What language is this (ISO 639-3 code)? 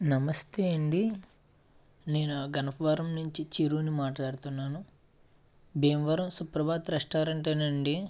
tel